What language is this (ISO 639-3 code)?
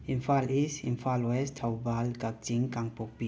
mni